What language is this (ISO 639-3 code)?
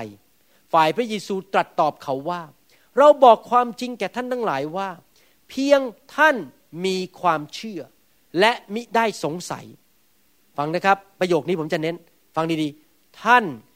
tha